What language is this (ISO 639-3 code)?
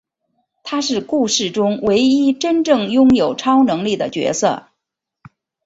zho